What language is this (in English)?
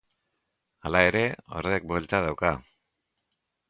Basque